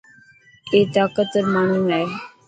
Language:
Dhatki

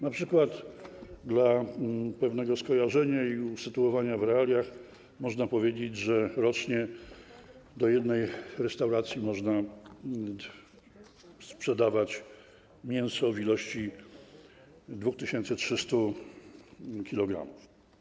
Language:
Polish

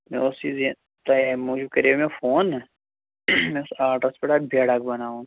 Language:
Kashmiri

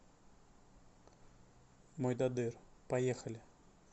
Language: Russian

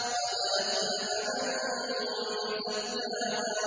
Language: Arabic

